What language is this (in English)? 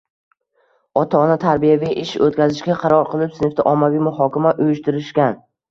Uzbek